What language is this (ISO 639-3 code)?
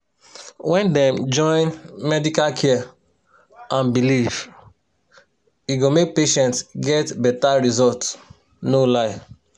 pcm